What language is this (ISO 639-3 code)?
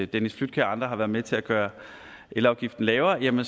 dan